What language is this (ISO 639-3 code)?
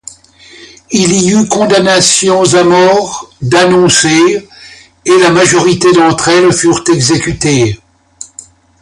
fra